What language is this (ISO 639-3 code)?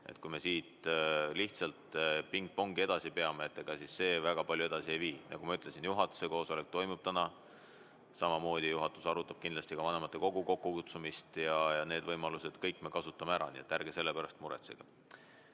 est